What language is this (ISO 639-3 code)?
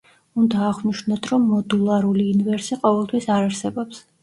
kat